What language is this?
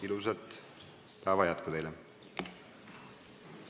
Estonian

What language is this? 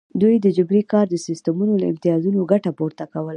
Pashto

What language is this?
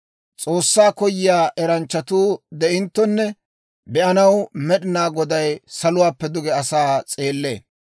Dawro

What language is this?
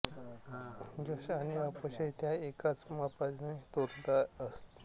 Marathi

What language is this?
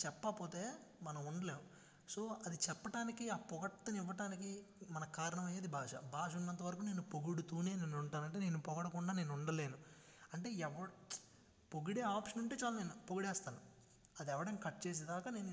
Telugu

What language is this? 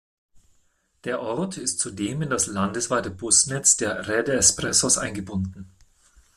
German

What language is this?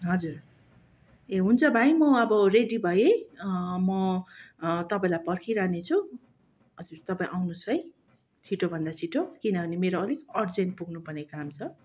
Nepali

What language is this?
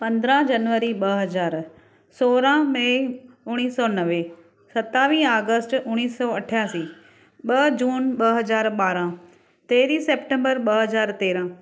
Sindhi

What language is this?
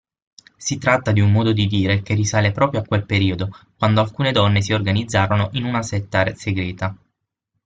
Italian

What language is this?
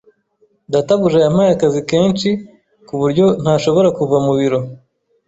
Kinyarwanda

